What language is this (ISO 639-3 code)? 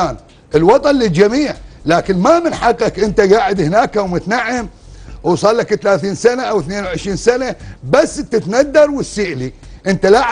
ara